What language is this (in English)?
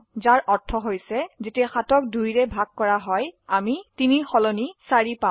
Assamese